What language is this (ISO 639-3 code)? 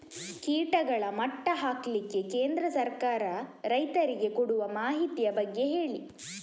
kan